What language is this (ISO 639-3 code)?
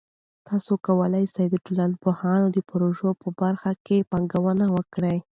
pus